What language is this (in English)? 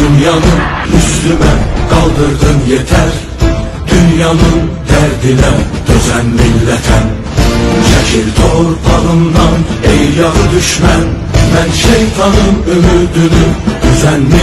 Turkish